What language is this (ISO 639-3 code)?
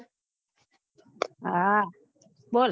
guj